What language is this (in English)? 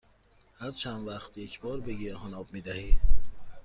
Persian